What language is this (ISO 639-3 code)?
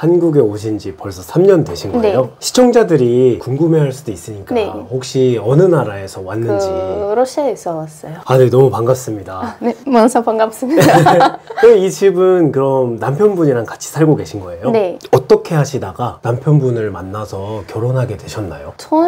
kor